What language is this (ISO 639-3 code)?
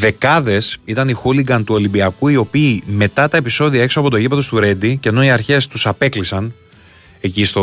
ell